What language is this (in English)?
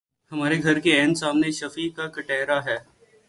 Urdu